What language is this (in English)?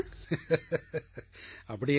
Tamil